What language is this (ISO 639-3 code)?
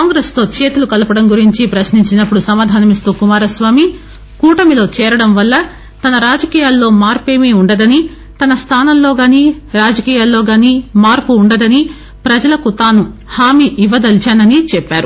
tel